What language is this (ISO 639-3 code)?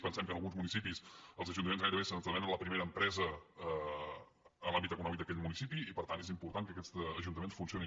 cat